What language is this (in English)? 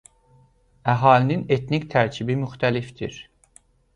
Azerbaijani